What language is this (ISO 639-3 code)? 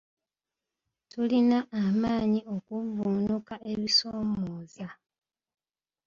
lug